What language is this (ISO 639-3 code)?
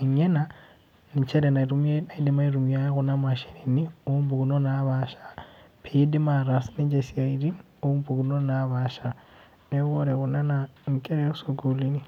mas